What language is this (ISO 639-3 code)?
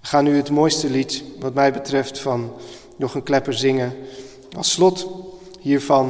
nld